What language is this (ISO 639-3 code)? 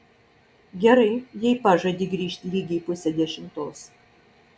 lit